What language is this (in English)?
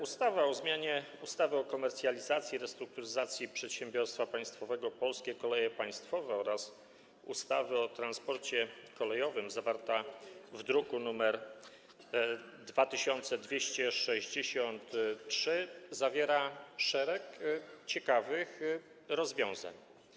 Polish